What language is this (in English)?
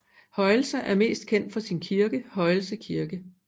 Danish